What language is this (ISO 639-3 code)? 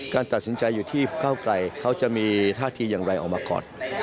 tha